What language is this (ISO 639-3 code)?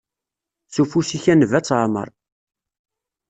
kab